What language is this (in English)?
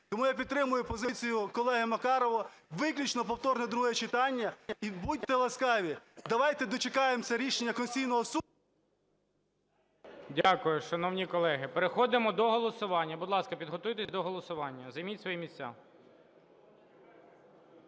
Ukrainian